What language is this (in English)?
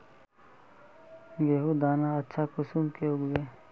Magahi